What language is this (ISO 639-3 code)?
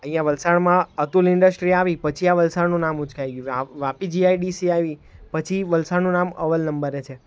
guj